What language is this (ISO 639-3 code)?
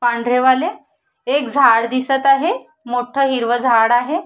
mar